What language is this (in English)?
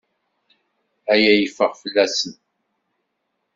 Kabyle